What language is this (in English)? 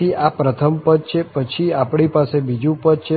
Gujarati